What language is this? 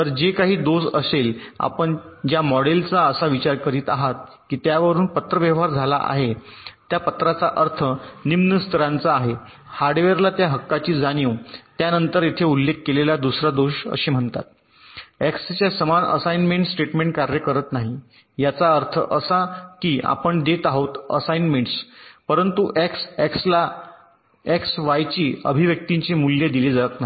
Marathi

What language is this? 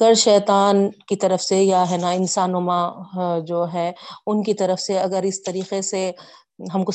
Urdu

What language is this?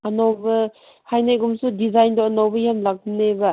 Manipuri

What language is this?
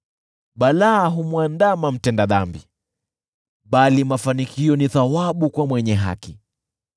Swahili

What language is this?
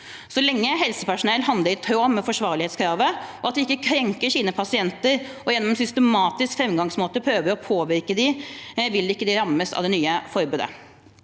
Norwegian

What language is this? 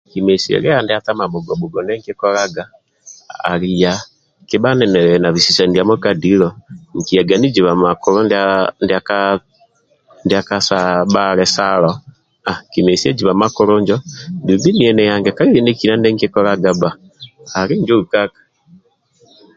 Amba (Uganda)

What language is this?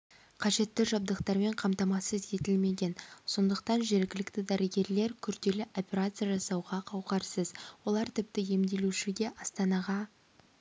Kazakh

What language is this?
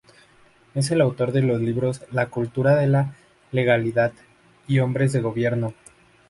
Spanish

